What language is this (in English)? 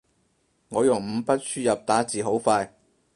Cantonese